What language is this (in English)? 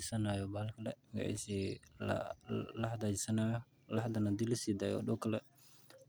Somali